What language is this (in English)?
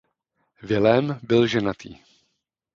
Czech